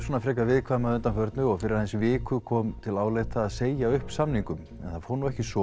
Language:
Icelandic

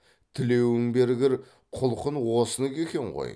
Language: Kazakh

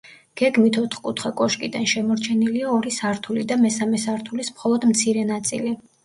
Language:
Georgian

